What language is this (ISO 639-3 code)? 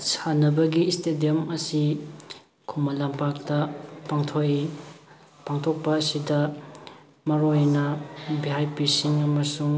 mni